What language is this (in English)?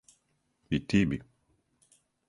Serbian